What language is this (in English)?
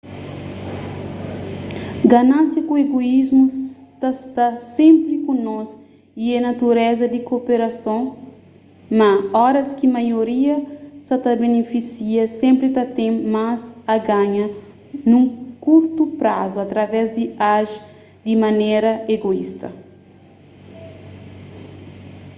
Kabuverdianu